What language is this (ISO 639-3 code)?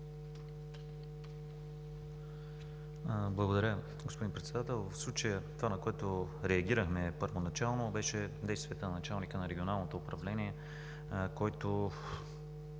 bul